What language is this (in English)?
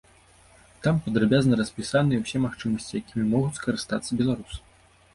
Belarusian